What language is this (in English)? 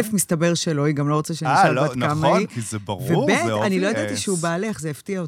Hebrew